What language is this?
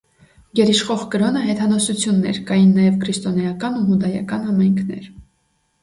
Armenian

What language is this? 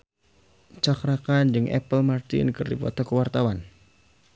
Sundanese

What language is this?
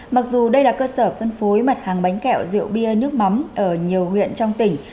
Vietnamese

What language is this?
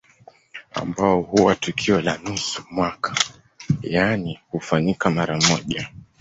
Swahili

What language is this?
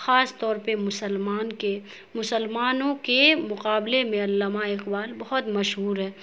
Urdu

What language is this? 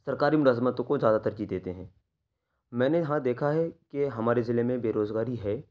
Urdu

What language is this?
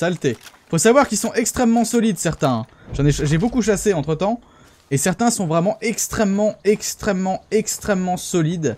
French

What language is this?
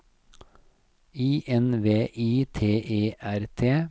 Norwegian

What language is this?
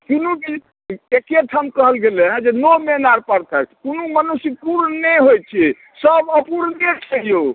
Maithili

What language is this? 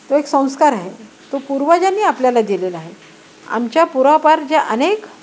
Marathi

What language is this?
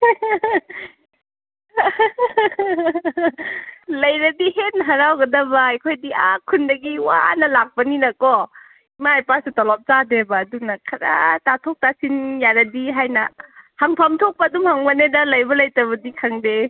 Manipuri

